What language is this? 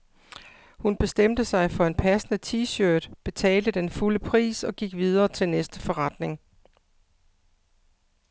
Danish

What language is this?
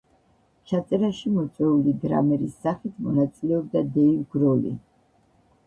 Georgian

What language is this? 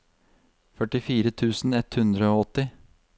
Norwegian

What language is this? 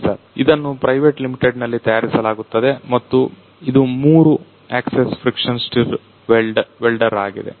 Kannada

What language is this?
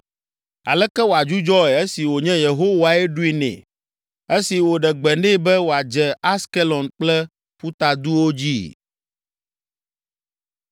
Ewe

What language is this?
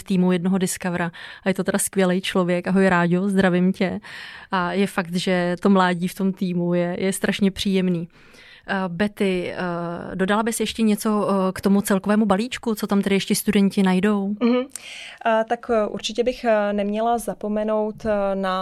Czech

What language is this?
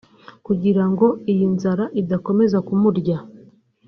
Kinyarwanda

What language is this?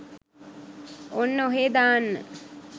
Sinhala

